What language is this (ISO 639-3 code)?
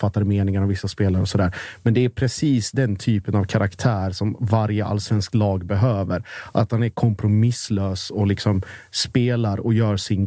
swe